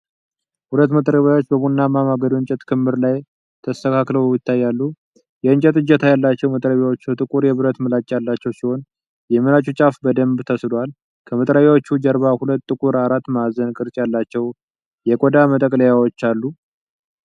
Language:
Amharic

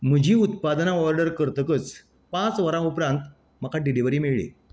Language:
Konkani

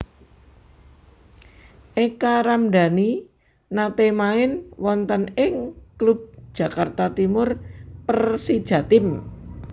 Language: Javanese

